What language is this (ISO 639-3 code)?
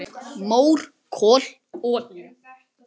isl